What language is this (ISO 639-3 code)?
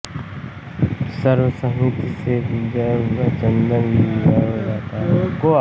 hin